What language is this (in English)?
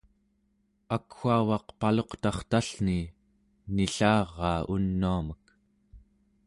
Central Yupik